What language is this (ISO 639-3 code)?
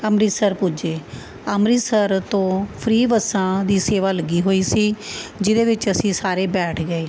pan